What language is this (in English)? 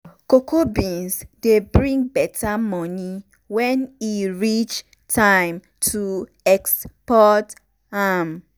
Nigerian Pidgin